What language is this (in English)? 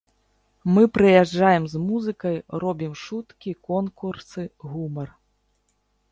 Belarusian